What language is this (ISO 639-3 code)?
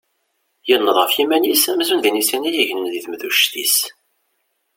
kab